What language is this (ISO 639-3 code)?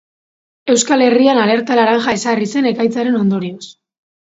eus